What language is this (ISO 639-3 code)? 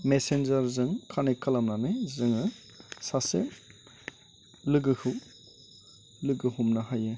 brx